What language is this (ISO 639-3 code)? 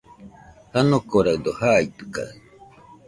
hux